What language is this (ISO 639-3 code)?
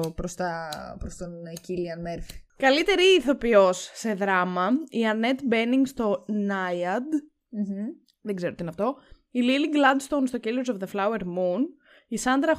ell